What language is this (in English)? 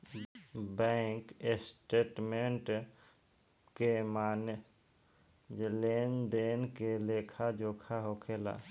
Bhojpuri